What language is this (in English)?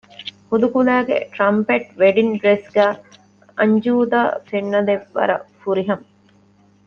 Divehi